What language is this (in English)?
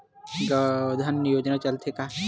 Chhattisgarhi